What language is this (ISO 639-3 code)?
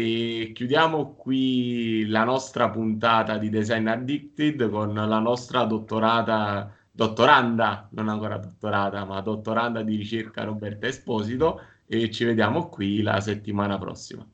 ita